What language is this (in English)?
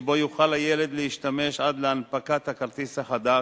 Hebrew